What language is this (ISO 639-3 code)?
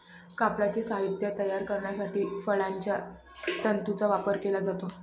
mar